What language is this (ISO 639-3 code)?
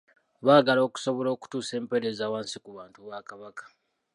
lug